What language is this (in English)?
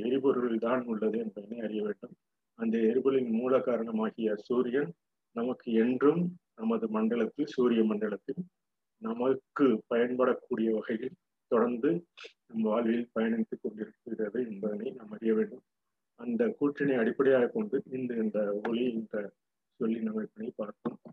Tamil